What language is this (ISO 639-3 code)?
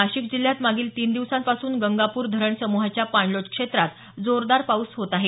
mar